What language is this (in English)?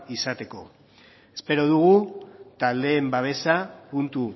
Basque